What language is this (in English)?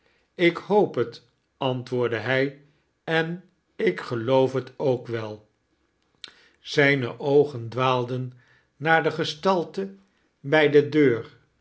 Dutch